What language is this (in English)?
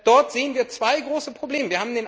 German